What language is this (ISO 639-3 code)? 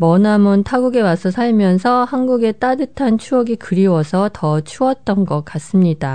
kor